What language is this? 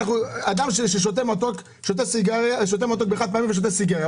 Hebrew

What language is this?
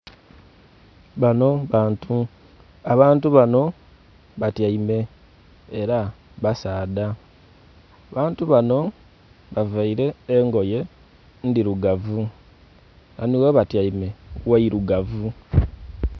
Soga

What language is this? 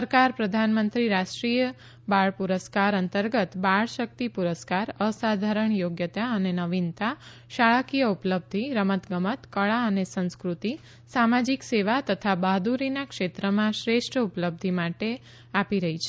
Gujarati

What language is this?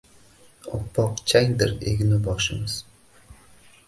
Uzbek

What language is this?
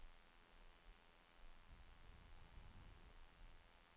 Swedish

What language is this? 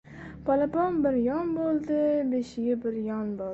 Uzbek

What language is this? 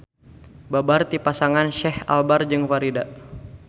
Sundanese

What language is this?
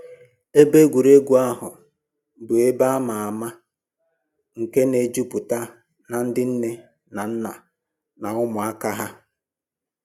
Igbo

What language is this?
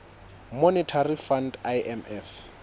Southern Sotho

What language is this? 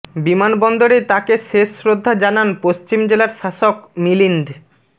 Bangla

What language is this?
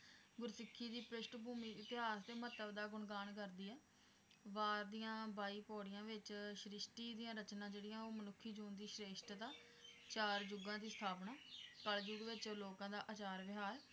Punjabi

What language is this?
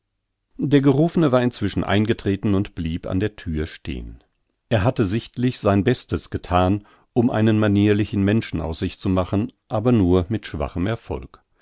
German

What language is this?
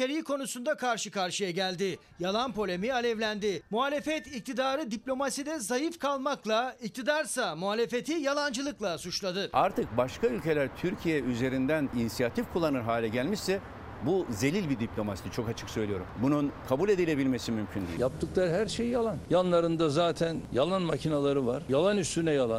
Turkish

